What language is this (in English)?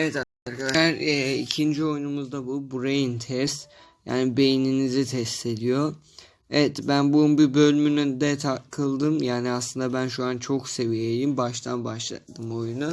Turkish